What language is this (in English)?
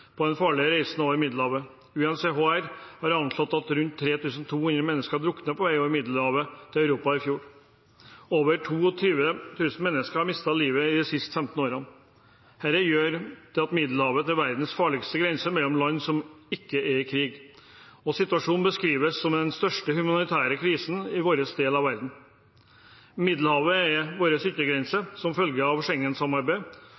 Norwegian Bokmål